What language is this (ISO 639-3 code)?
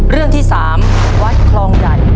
tha